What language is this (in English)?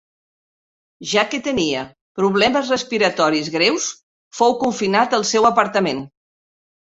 Catalan